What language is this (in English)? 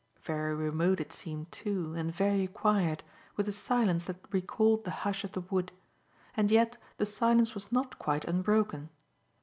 English